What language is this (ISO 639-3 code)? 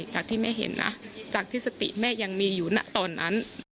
tha